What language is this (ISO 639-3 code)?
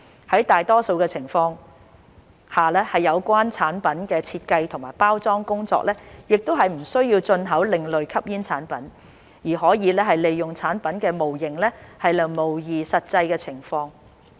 yue